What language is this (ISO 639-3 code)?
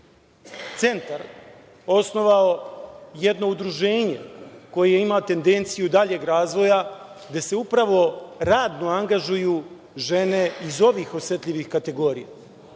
srp